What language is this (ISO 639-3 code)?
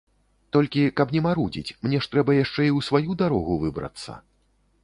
bel